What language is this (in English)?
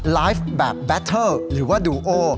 Thai